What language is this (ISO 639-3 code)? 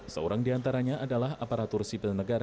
ind